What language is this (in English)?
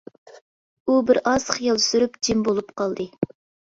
Uyghur